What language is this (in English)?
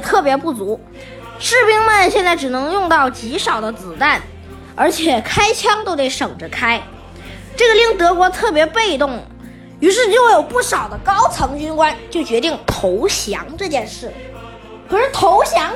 Chinese